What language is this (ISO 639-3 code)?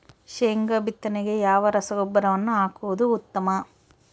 kan